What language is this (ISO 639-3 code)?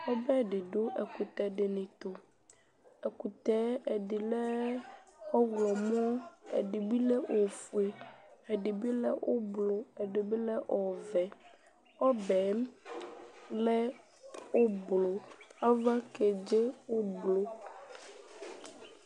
kpo